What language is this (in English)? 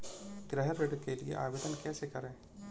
Hindi